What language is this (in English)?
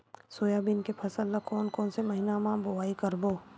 Chhattisgarhi